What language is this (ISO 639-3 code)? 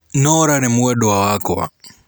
kik